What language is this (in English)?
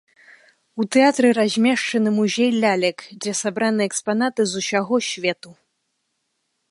Belarusian